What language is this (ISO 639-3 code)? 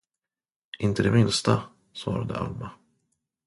swe